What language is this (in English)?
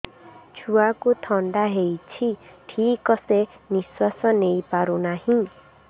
Odia